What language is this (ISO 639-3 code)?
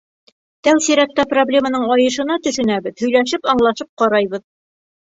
bak